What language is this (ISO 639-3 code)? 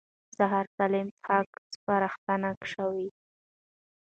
pus